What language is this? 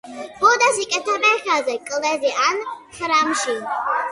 Georgian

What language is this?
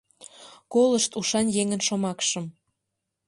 Mari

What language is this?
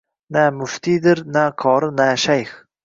Uzbek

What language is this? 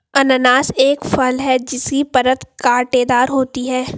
Hindi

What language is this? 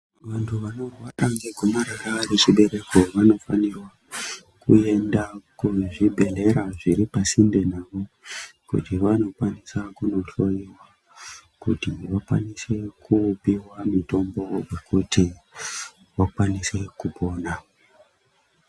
Ndau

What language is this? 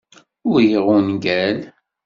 Kabyle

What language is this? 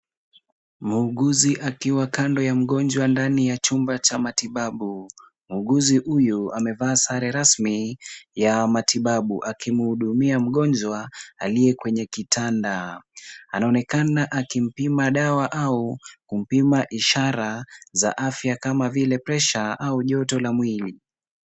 Swahili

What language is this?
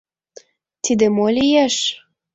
Mari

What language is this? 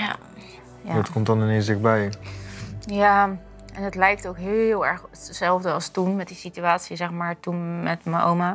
Dutch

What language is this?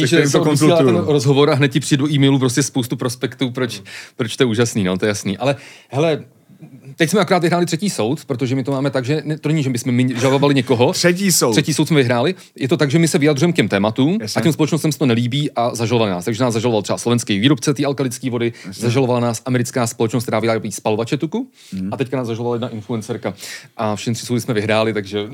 Czech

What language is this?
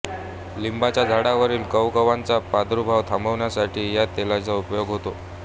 Marathi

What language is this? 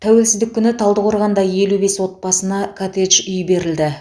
Kazakh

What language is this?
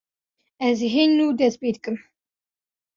Kurdish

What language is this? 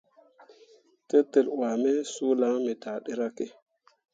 Mundang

